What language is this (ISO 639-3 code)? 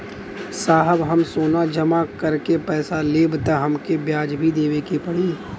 bho